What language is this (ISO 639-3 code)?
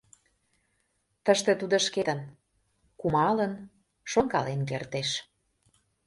chm